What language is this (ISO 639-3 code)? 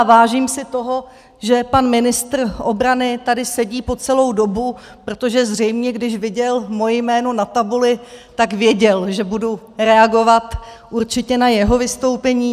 ces